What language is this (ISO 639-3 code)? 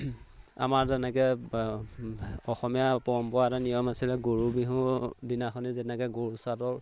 asm